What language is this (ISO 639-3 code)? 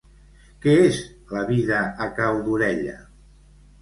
cat